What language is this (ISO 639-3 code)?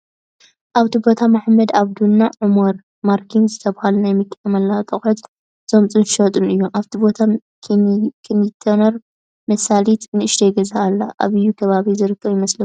tir